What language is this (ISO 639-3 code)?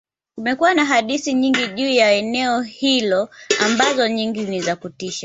swa